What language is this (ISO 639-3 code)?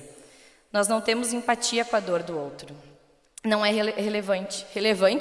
por